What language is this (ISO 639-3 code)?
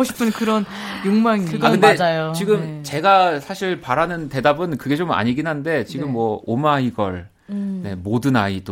kor